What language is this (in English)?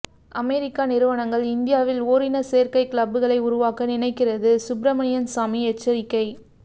Tamil